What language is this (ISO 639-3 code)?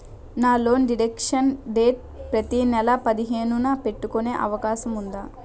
tel